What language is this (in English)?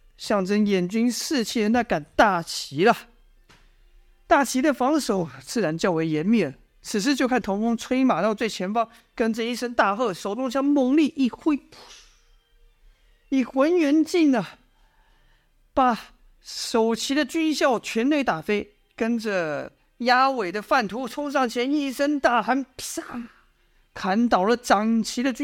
Chinese